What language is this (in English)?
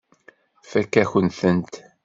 Kabyle